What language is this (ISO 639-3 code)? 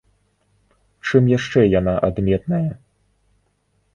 bel